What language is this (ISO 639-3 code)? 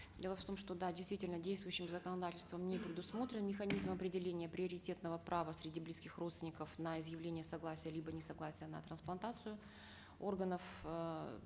kaz